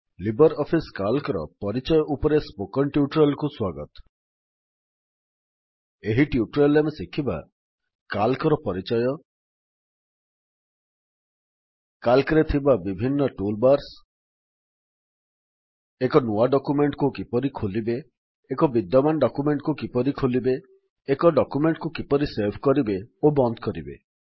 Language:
Odia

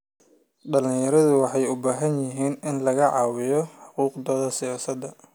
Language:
Somali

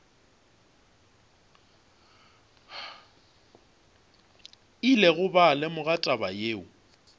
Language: Northern Sotho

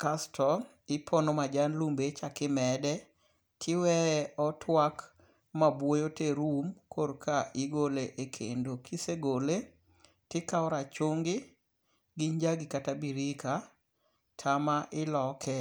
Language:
Luo (Kenya and Tanzania)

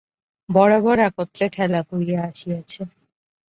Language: Bangla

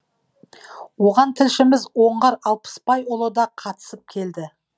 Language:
Kazakh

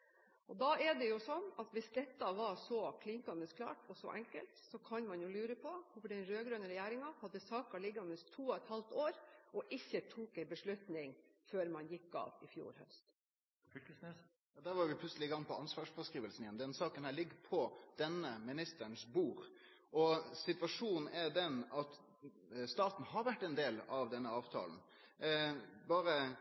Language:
Norwegian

